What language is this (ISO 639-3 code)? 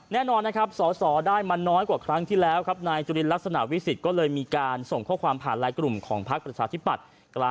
tha